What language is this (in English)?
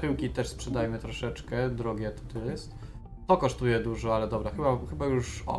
Polish